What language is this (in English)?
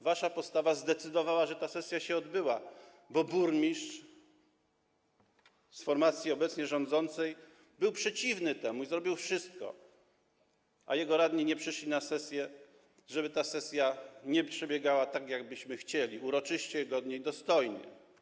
Polish